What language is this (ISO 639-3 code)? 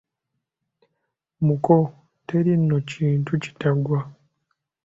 lug